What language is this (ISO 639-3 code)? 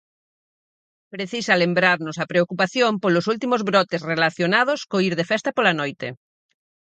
glg